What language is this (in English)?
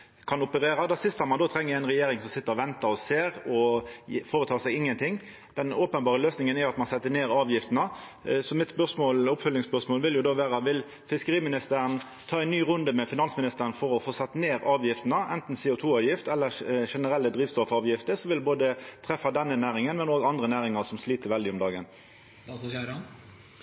Norwegian Nynorsk